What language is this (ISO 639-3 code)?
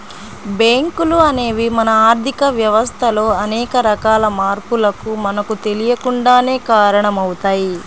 tel